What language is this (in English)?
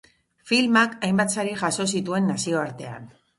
Basque